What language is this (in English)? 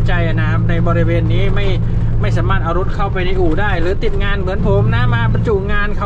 Thai